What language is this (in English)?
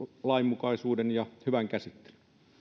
Finnish